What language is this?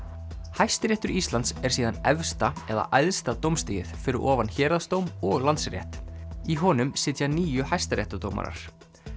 Icelandic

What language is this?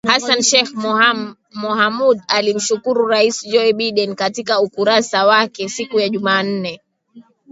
Swahili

